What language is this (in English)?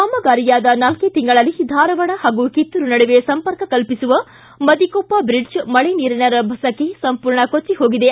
Kannada